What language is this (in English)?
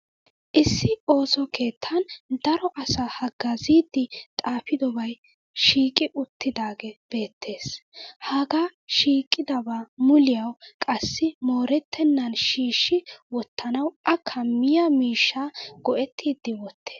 Wolaytta